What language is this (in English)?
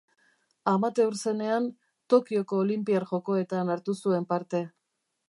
Basque